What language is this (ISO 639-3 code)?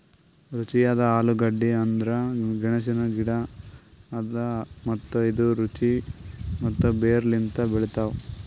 kan